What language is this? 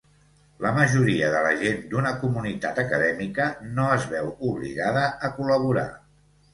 Catalan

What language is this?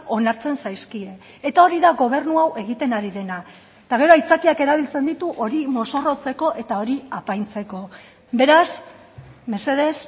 Basque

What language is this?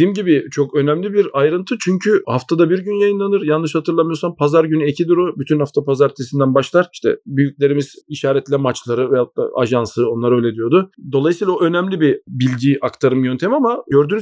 Turkish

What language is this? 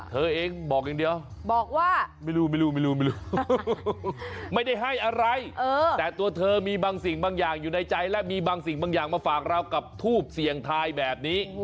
Thai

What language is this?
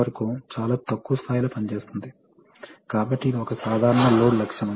Telugu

